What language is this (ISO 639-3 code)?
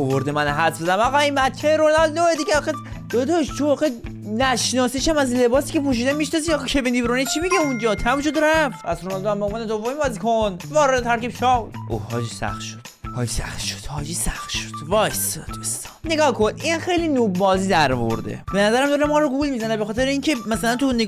fas